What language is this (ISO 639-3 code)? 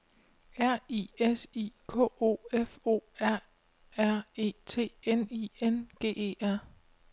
dan